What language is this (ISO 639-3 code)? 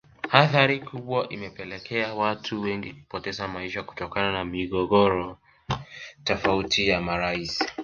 swa